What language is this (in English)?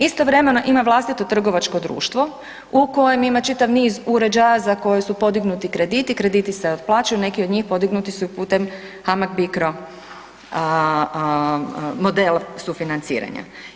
Croatian